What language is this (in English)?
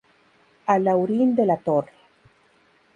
Spanish